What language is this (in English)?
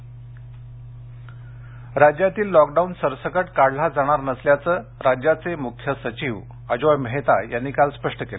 Marathi